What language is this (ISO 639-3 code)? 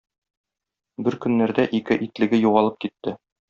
tat